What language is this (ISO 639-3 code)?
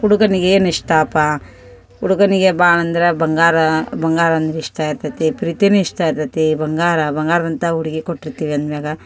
kan